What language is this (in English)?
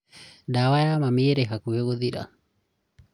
Kikuyu